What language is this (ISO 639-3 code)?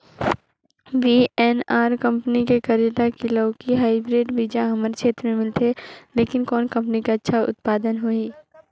hne